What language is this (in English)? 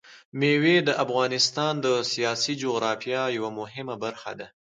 Pashto